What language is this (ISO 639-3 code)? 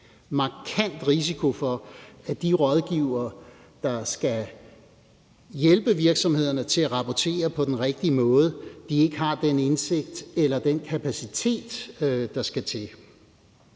dan